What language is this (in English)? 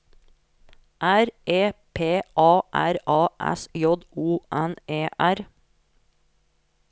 Norwegian